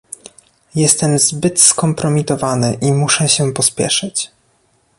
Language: Polish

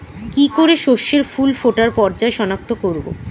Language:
Bangla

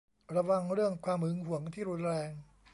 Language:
Thai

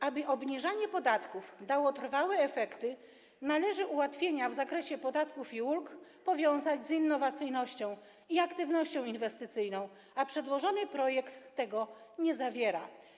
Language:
Polish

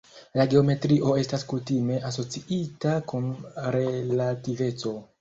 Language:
Esperanto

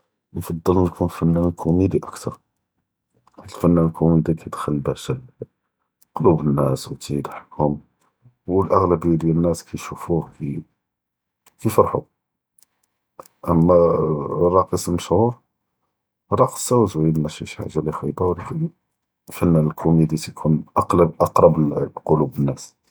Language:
Judeo-Arabic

